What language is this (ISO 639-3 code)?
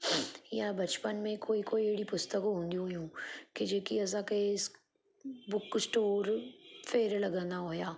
snd